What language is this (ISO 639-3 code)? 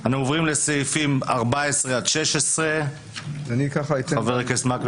heb